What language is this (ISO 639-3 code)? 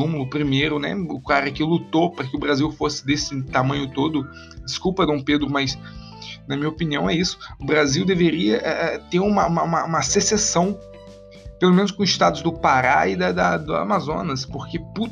por